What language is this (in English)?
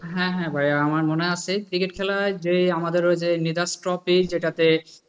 Bangla